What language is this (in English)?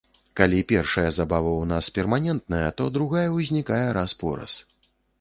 Belarusian